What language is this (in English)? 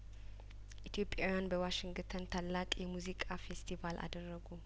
Amharic